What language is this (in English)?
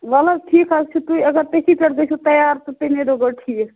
Kashmiri